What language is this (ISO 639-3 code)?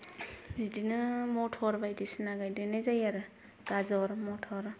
brx